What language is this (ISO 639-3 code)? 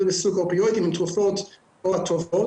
heb